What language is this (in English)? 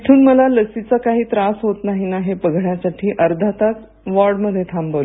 Marathi